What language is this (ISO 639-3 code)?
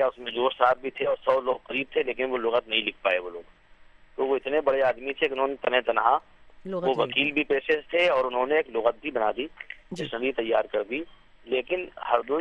urd